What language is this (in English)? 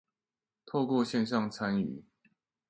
Chinese